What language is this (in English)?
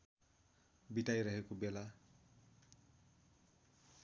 Nepali